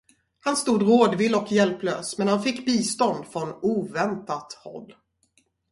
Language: Swedish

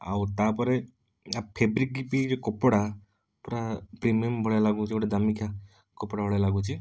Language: Odia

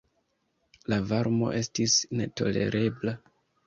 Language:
Esperanto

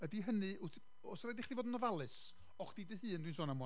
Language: Welsh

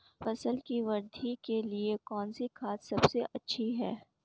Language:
Hindi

